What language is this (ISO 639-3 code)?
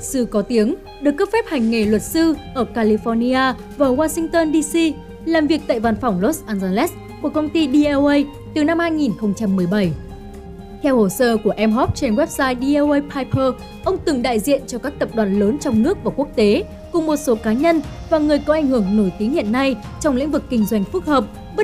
vie